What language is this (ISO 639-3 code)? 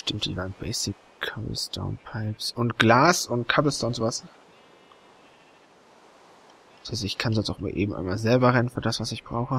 deu